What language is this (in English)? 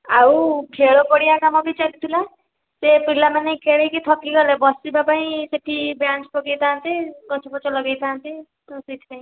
Odia